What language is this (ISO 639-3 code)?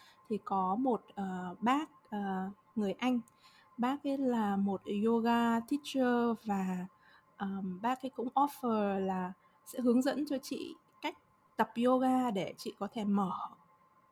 vie